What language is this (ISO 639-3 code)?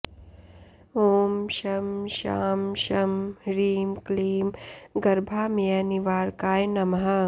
san